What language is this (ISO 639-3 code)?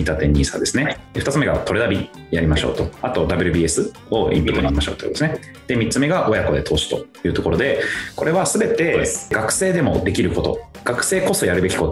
jpn